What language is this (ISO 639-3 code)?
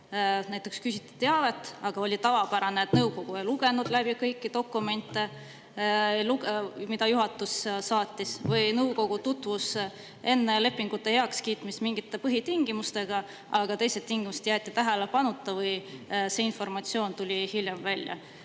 est